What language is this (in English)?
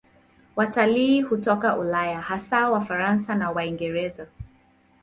Swahili